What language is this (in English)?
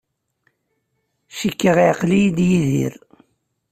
Kabyle